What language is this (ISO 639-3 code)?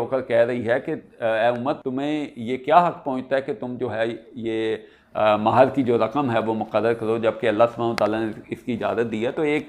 urd